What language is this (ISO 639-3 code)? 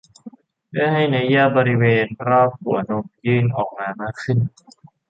tha